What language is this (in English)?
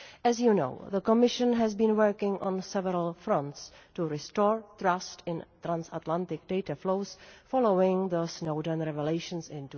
English